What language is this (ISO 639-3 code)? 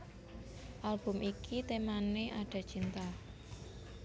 jav